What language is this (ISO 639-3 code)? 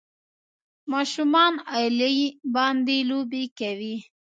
pus